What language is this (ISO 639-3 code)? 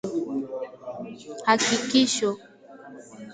swa